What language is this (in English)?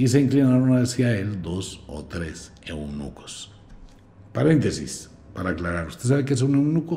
Spanish